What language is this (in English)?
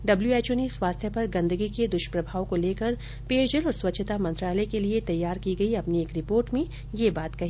Hindi